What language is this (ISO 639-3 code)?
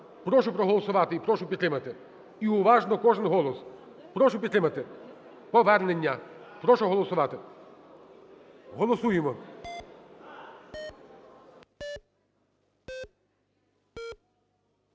ukr